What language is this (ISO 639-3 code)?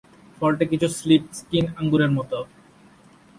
ben